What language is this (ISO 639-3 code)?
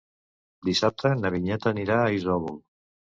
cat